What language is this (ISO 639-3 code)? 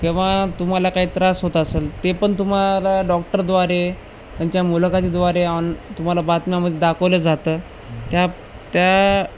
mar